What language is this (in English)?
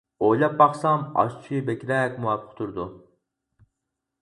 Uyghur